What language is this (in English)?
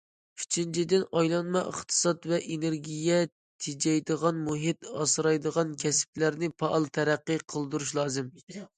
Uyghur